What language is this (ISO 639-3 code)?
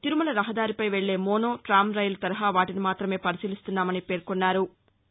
tel